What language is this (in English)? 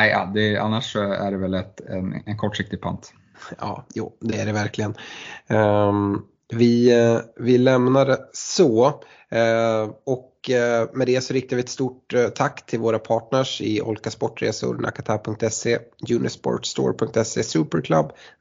Swedish